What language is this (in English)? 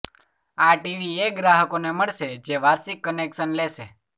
Gujarati